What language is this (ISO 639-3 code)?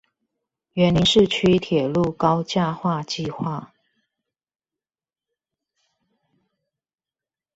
zho